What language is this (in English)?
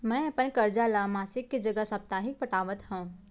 Chhattisgarhi